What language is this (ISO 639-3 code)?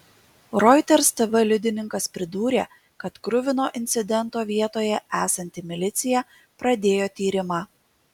lit